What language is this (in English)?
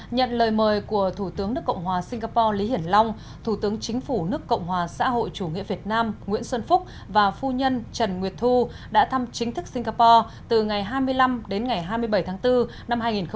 Vietnamese